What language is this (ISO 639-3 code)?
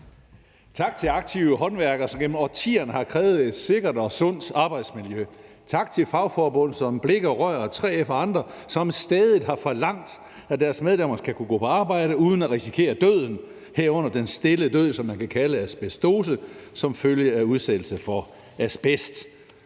dan